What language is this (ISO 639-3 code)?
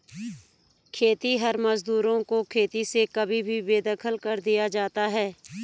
hin